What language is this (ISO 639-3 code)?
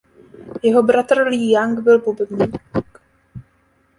ces